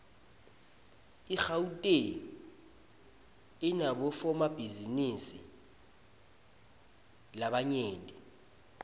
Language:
Swati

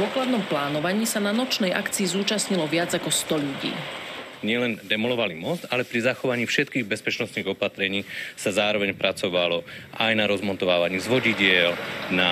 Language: Slovak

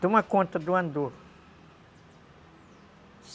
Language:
Portuguese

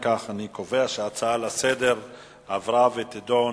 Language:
Hebrew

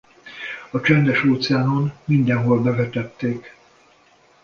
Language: Hungarian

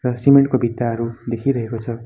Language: Nepali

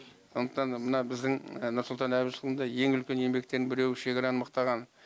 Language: Kazakh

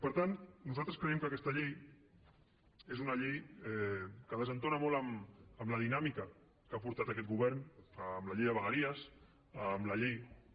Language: Catalan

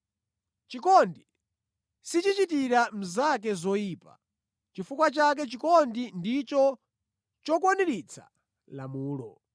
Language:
Nyanja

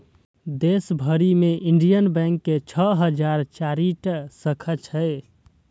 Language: Maithili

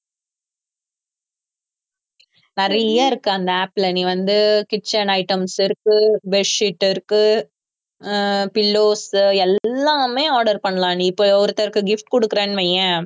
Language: Tamil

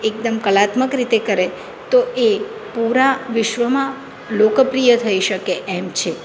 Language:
Gujarati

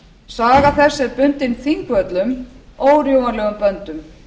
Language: Icelandic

